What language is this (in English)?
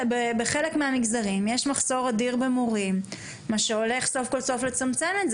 Hebrew